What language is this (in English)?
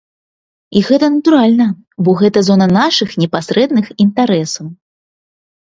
Belarusian